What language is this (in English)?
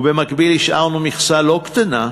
Hebrew